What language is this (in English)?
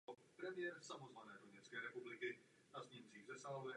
Czech